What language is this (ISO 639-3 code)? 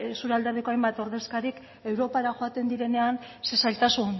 eus